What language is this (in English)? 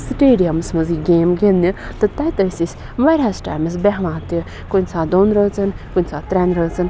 Kashmiri